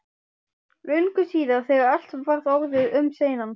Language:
Icelandic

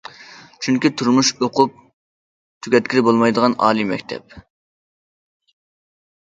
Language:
Uyghur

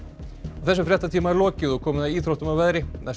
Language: Icelandic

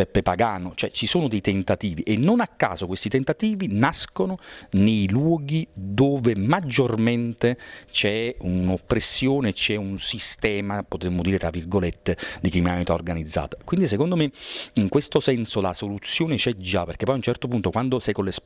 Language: Italian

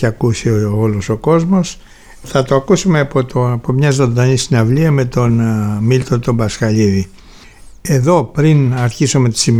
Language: Greek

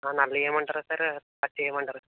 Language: Telugu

